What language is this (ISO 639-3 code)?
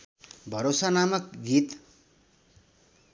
nep